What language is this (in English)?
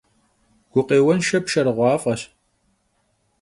Kabardian